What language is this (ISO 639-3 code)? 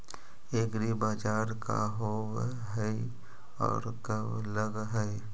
mag